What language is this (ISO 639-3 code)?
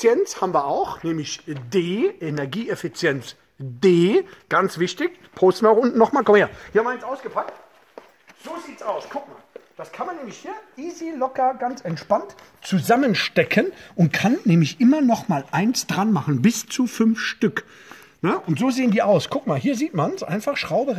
deu